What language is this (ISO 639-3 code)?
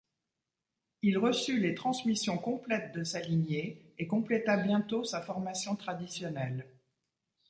fra